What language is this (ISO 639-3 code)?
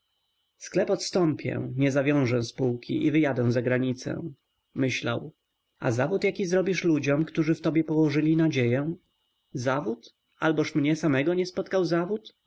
pol